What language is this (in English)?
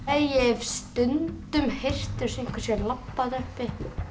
Icelandic